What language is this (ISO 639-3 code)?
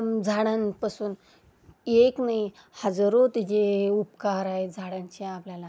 mar